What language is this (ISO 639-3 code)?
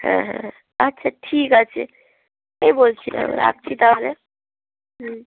ben